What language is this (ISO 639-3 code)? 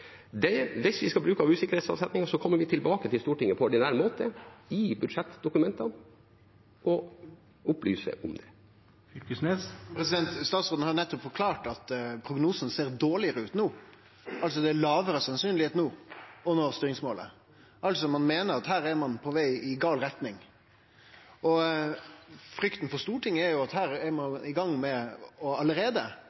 nor